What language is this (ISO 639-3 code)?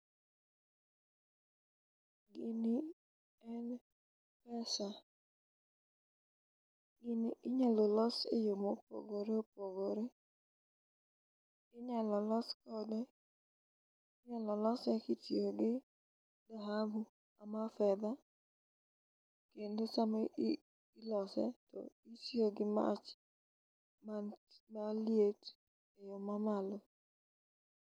luo